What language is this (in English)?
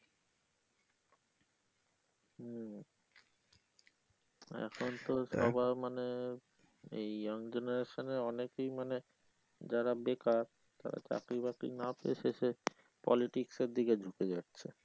Bangla